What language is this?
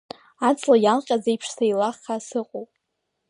Abkhazian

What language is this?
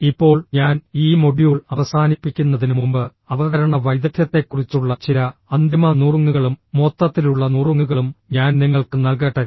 Malayalam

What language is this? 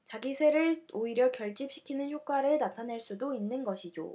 Korean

